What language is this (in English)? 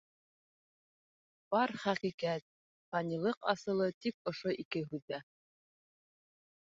Bashkir